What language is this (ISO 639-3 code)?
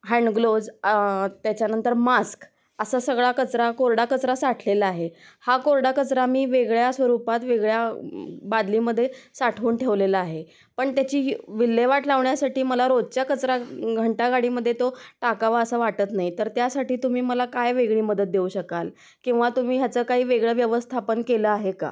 mar